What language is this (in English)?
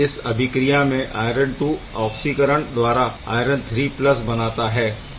Hindi